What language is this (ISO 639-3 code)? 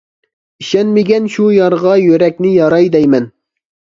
uig